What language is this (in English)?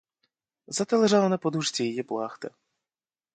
Ukrainian